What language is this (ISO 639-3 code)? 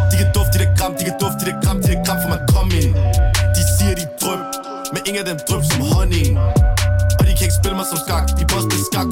dan